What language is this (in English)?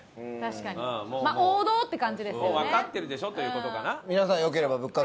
Japanese